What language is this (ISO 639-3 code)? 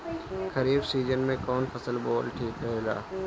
bho